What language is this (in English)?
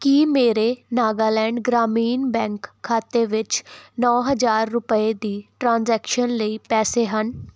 Punjabi